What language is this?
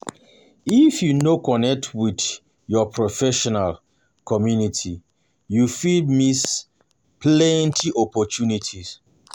Nigerian Pidgin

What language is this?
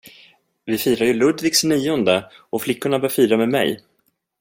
Swedish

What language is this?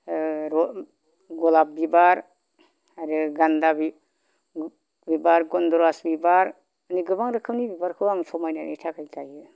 Bodo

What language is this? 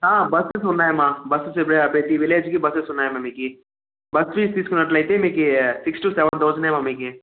Telugu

